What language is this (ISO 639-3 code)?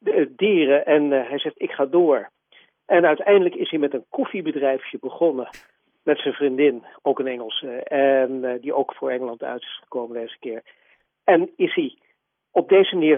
nld